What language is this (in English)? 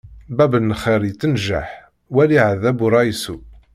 Kabyle